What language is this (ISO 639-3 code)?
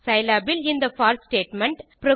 tam